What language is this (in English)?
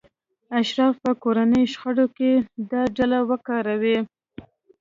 Pashto